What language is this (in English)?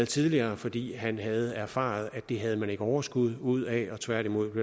Danish